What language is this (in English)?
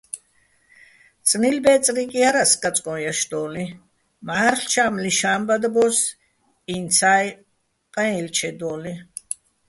Bats